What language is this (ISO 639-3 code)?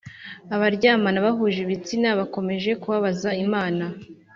kin